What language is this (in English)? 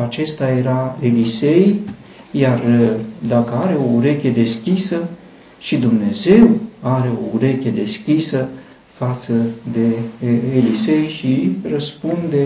Romanian